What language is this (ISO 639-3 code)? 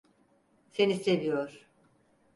tur